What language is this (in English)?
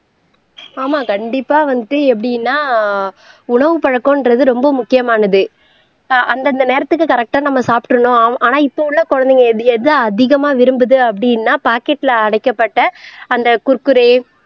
Tamil